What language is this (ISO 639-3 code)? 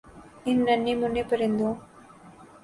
urd